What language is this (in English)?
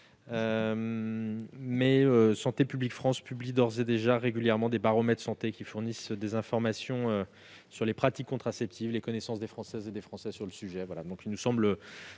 French